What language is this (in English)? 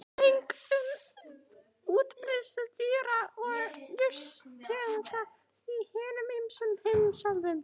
Icelandic